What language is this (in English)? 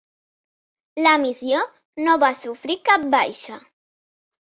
Catalan